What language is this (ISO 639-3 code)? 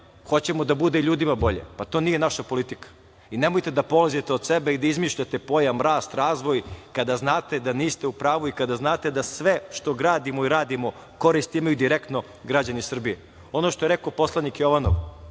srp